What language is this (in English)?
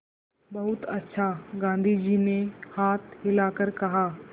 Hindi